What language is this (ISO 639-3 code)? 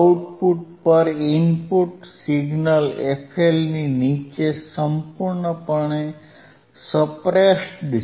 guj